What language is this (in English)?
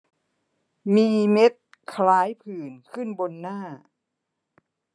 Thai